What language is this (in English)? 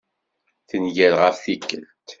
Kabyle